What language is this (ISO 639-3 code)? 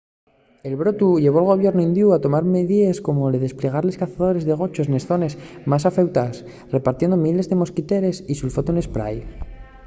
ast